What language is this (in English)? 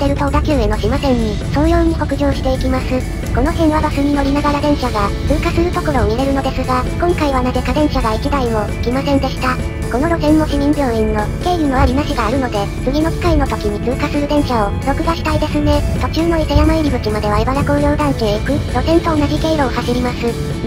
Japanese